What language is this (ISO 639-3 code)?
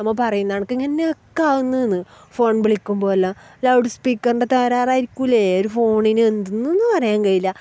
mal